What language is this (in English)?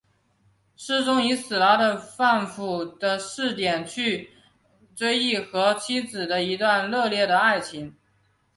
Chinese